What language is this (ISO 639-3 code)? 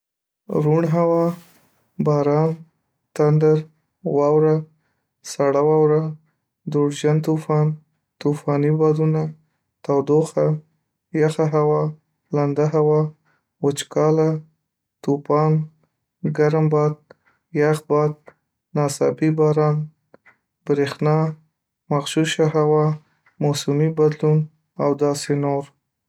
pus